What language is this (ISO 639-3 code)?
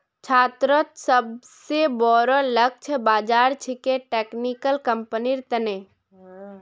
mag